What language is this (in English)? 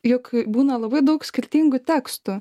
Lithuanian